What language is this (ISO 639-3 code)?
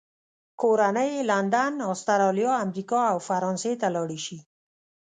pus